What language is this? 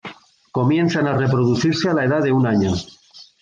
Spanish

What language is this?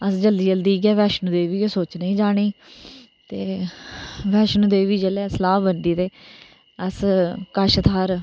Dogri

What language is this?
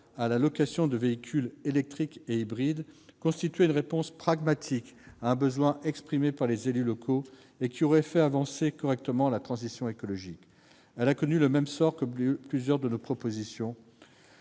French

